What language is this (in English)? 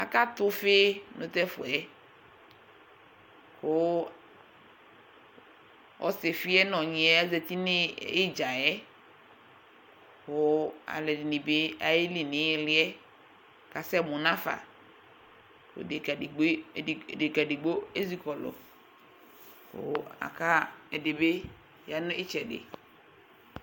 Ikposo